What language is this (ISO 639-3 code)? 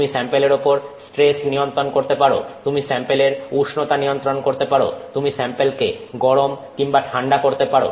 ben